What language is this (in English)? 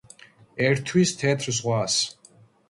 Georgian